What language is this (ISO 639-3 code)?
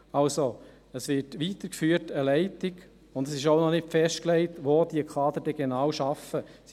gsw